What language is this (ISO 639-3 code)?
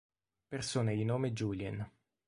ita